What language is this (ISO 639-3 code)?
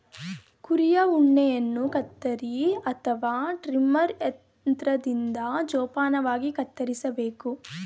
kan